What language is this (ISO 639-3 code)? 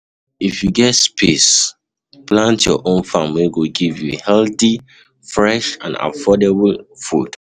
pcm